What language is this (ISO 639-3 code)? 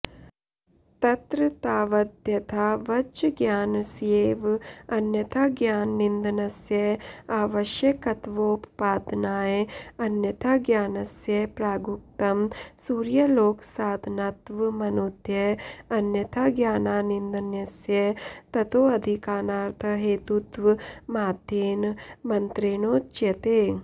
san